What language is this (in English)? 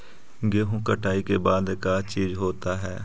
Magahi